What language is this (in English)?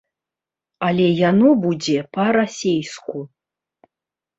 Belarusian